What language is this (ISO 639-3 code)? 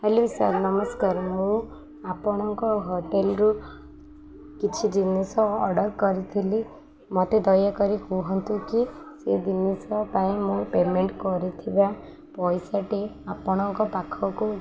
ori